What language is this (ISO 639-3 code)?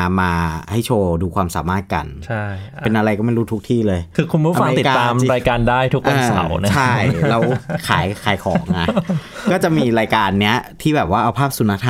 tha